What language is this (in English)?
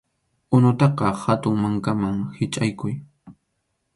Arequipa-La Unión Quechua